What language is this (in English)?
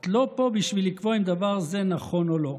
Hebrew